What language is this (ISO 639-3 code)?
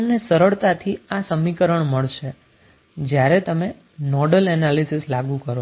guj